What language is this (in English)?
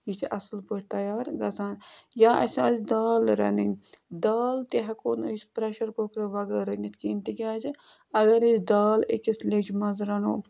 Kashmiri